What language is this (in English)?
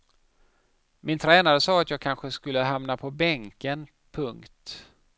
Swedish